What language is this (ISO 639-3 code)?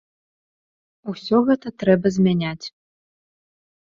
bel